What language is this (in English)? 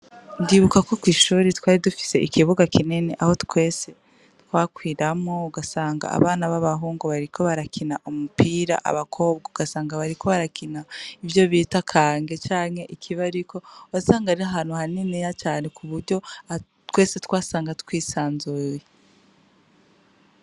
Rundi